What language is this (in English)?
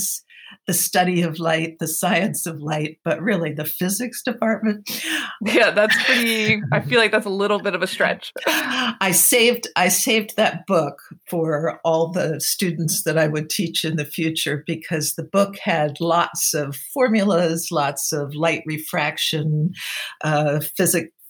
English